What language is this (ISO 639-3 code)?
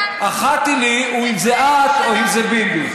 heb